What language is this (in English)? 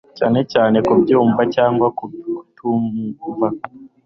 Kinyarwanda